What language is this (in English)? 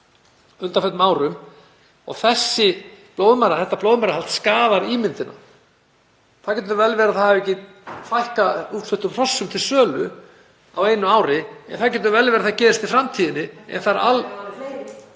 Icelandic